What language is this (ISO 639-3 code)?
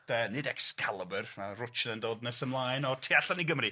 cym